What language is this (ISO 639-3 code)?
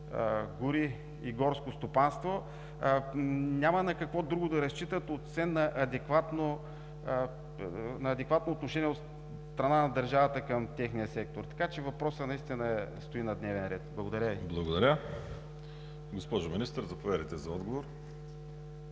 bul